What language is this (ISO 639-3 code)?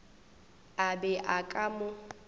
nso